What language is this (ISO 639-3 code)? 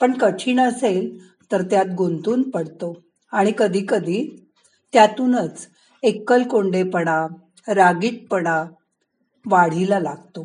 mar